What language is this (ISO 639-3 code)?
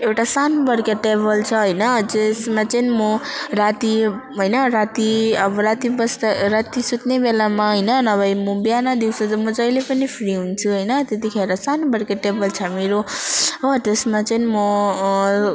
nep